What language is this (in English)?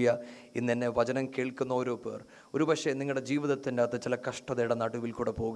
Malayalam